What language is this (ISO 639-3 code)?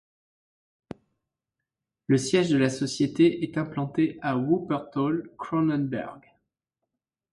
fra